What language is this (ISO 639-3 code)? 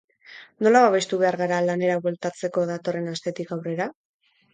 eus